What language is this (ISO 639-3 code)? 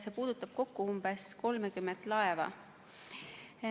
est